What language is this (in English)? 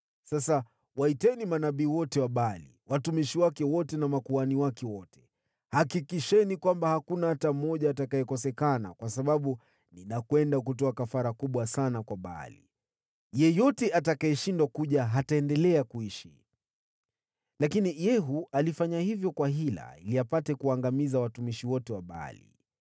Swahili